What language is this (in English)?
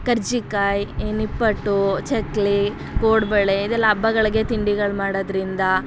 Kannada